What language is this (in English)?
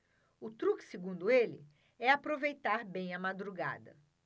Portuguese